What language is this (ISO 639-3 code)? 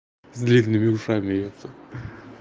rus